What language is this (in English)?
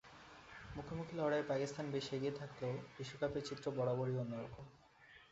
Bangla